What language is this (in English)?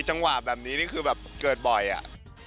Thai